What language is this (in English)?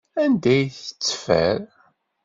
Kabyle